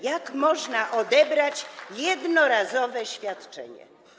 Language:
Polish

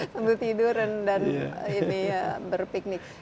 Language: Indonesian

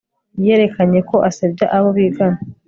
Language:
Kinyarwanda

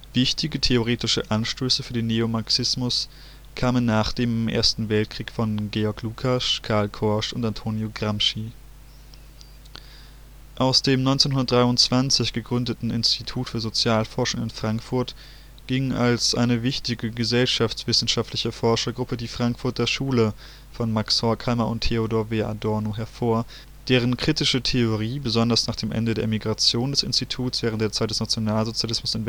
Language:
German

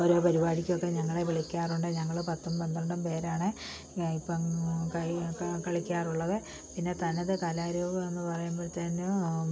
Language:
Malayalam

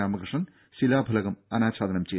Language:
Malayalam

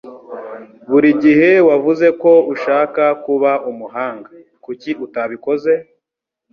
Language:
Kinyarwanda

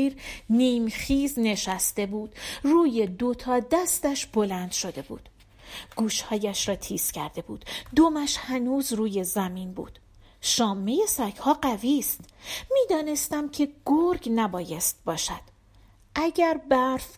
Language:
Persian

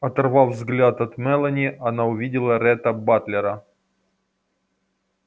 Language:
Russian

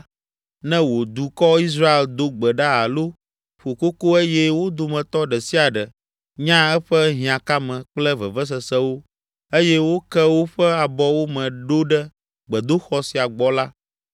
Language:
Ewe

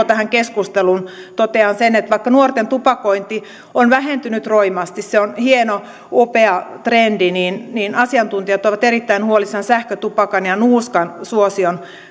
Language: Finnish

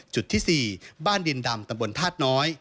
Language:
Thai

